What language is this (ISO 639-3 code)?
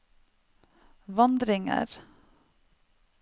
nor